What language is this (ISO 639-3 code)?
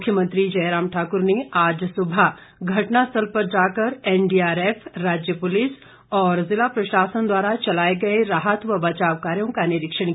hin